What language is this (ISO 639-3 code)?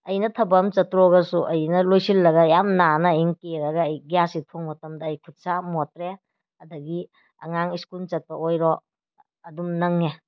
mni